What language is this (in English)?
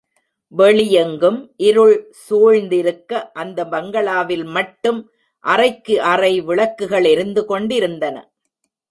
Tamil